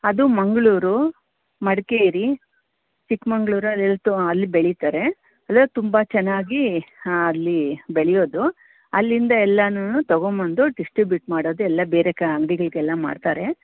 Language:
Kannada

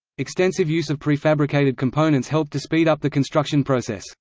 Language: English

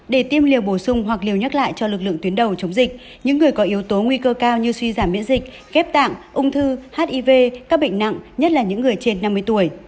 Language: Vietnamese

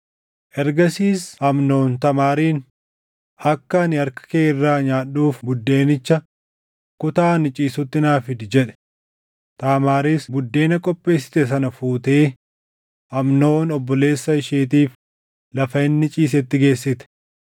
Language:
Oromo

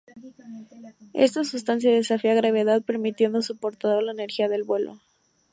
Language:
Spanish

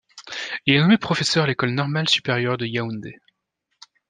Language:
French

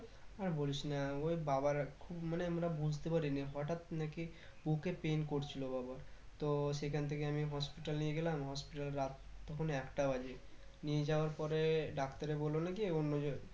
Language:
Bangla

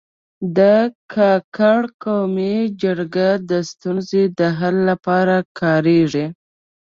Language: Pashto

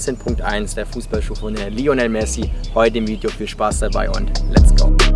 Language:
German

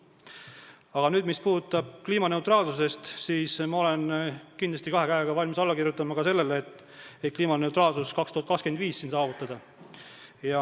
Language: Estonian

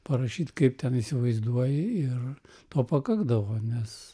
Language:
Lithuanian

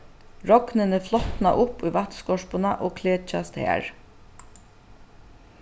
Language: Faroese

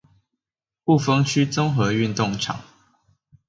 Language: Chinese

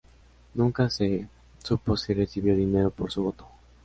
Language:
Spanish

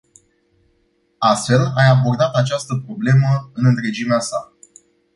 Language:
Romanian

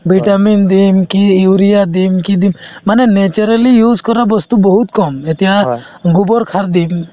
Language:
Assamese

